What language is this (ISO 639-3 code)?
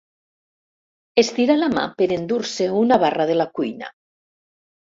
cat